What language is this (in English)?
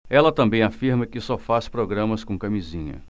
Portuguese